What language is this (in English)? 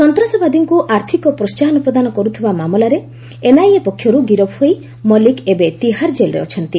Odia